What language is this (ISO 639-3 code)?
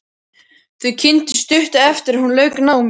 isl